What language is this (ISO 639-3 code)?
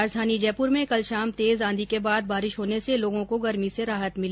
hin